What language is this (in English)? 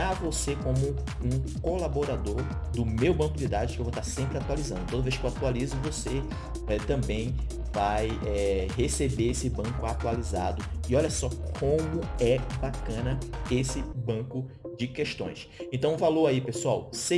Portuguese